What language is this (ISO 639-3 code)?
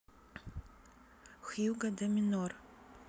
rus